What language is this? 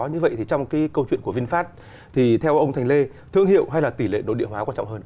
Vietnamese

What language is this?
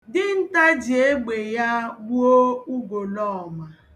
Igbo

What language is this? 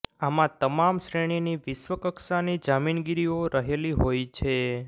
Gujarati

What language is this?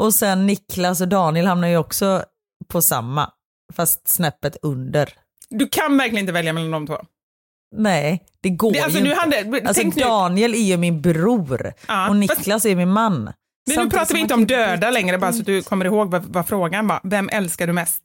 Swedish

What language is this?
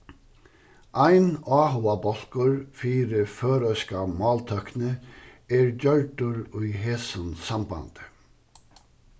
Faroese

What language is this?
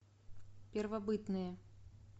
Russian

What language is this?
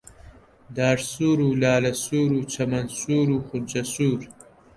Central Kurdish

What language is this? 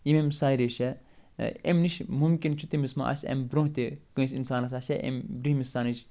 Kashmiri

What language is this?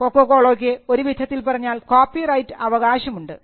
Malayalam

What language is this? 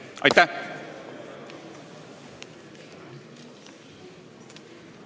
Estonian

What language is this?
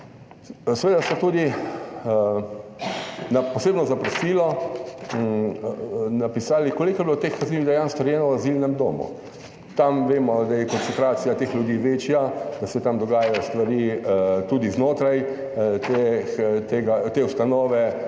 Slovenian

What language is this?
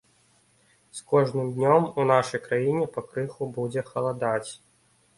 Belarusian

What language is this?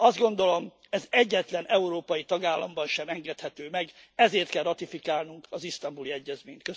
Hungarian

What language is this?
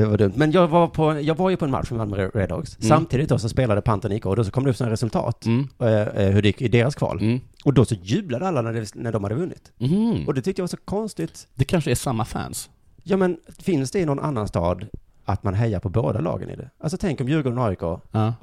Swedish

